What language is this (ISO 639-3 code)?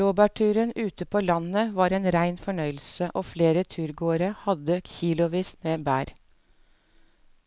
nor